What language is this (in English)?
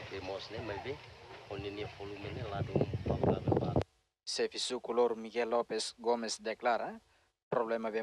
Romanian